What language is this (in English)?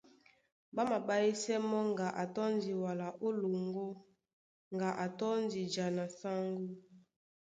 Duala